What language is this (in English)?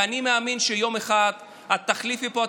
Hebrew